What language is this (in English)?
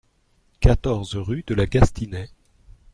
French